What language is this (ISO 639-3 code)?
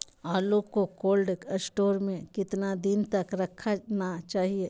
mag